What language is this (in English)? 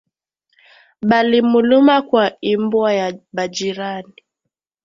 Swahili